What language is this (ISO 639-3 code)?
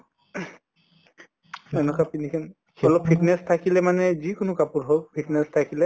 asm